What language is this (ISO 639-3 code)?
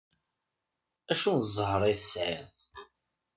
kab